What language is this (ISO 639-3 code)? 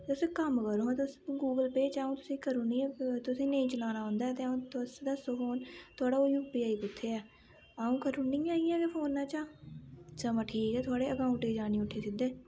doi